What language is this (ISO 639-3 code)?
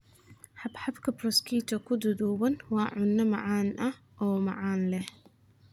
som